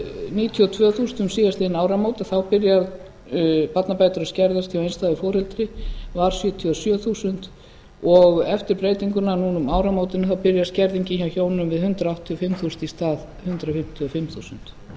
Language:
Icelandic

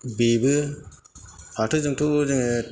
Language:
Bodo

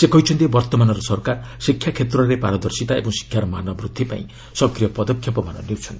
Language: Odia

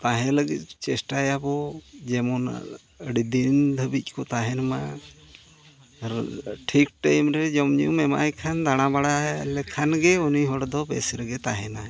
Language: Santali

